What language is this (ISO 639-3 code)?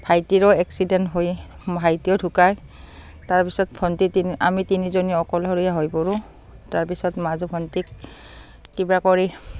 asm